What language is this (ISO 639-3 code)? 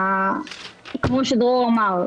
heb